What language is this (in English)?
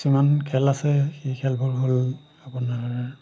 Assamese